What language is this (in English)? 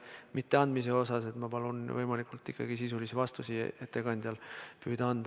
Estonian